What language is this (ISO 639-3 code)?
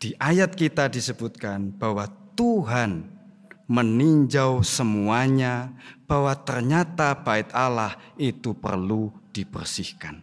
ind